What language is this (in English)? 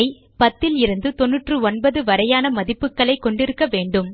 Tamil